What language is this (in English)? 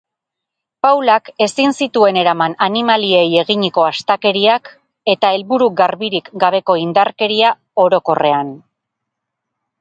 Basque